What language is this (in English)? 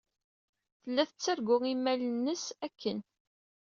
Kabyle